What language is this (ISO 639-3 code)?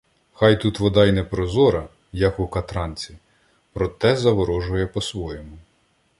ukr